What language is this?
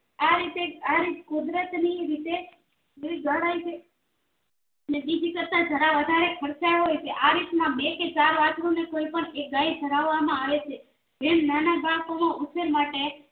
Gujarati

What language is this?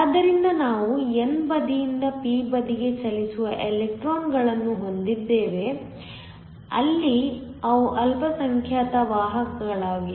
Kannada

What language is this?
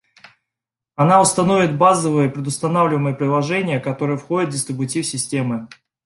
Russian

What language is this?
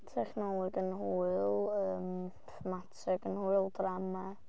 Welsh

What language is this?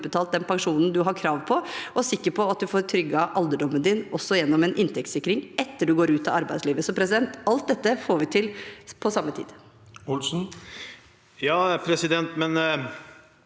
Norwegian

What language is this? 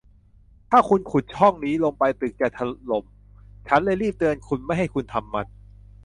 Thai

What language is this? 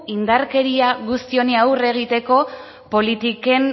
Basque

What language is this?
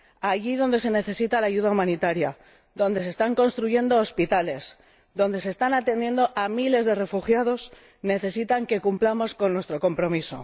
Spanish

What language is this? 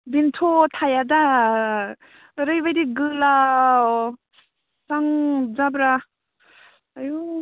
Bodo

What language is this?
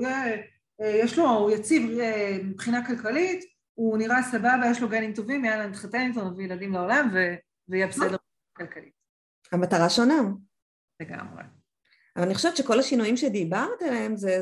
Hebrew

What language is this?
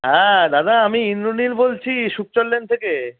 Bangla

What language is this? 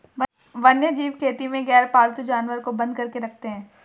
Hindi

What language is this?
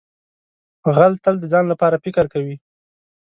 Pashto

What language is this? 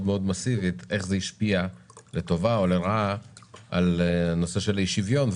Hebrew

